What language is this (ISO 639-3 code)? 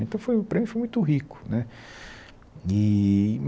por